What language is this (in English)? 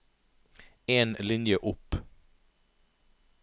Norwegian